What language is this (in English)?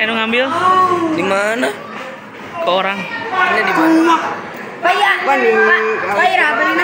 Indonesian